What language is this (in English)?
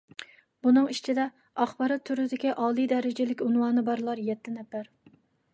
Uyghur